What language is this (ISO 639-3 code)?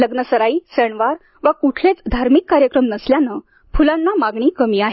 mar